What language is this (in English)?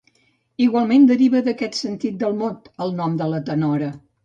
Catalan